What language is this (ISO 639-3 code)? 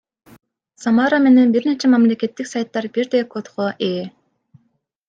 kir